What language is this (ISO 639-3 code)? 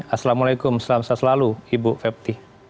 ind